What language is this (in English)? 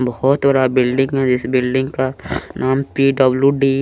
Hindi